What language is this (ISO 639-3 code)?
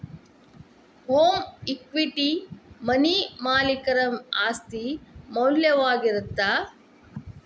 kan